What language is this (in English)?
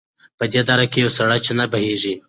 Pashto